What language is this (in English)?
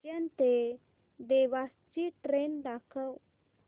Marathi